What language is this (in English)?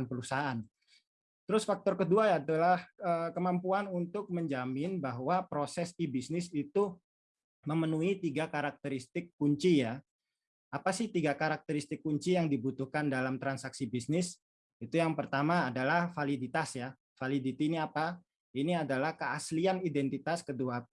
Indonesian